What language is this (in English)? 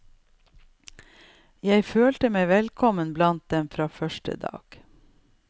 Norwegian